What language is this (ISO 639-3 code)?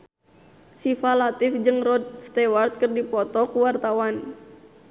sun